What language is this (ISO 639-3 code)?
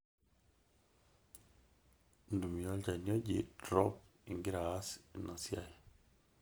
mas